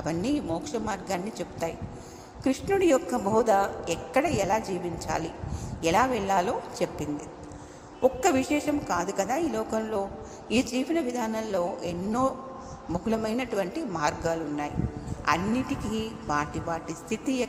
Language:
Telugu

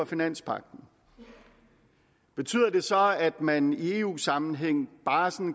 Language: Danish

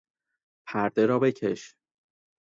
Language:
Persian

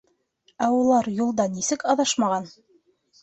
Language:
Bashkir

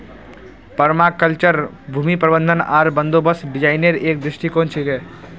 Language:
Magahi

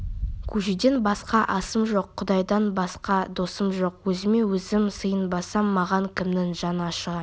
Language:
Kazakh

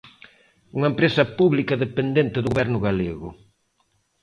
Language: Galician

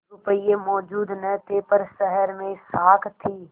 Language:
Hindi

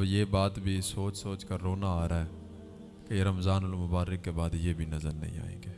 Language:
Urdu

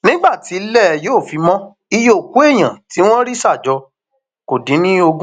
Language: Yoruba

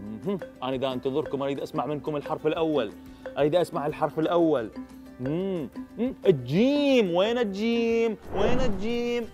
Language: Arabic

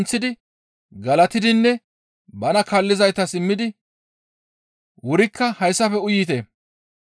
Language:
Gamo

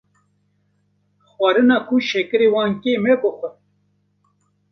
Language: Kurdish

